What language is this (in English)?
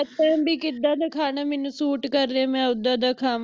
Punjabi